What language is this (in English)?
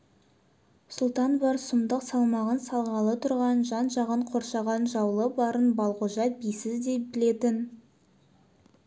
Kazakh